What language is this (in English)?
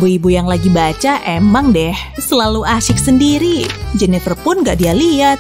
Indonesian